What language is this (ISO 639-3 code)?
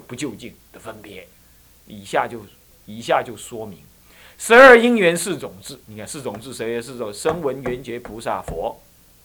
zho